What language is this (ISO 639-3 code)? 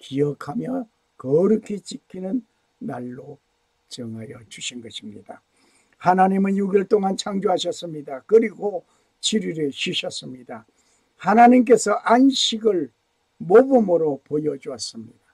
kor